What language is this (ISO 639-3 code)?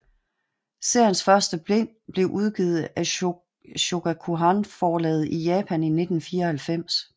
dan